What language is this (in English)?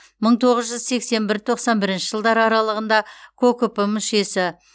Kazakh